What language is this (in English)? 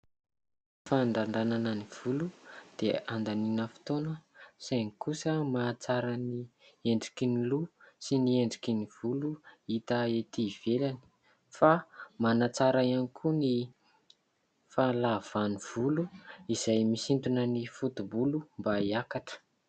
Malagasy